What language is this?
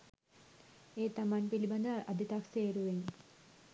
Sinhala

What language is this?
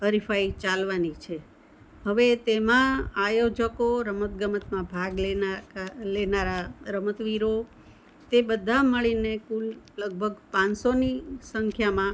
Gujarati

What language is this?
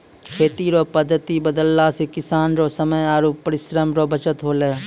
Maithili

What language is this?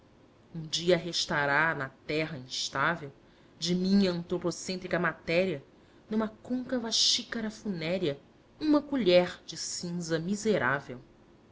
Portuguese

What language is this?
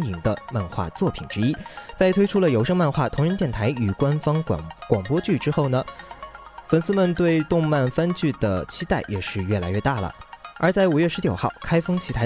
Chinese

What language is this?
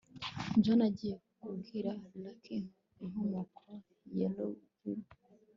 Kinyarwanda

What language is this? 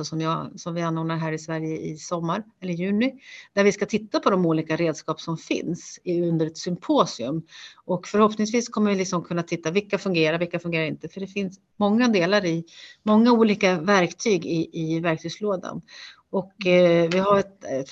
Swedish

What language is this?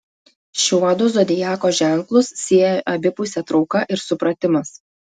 Lithuanian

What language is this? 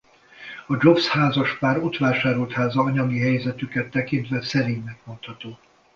Hungarian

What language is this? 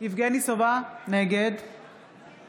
Hebrew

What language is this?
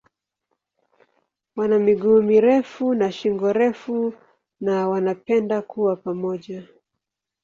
Swahili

